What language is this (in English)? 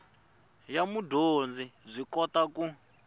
Tsonga